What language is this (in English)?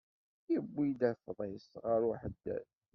Kabyle